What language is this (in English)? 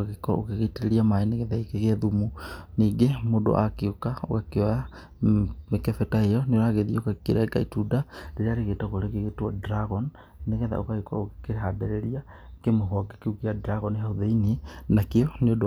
Kikuyu